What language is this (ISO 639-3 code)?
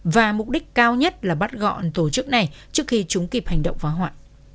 vie